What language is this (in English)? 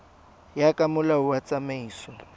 Tswana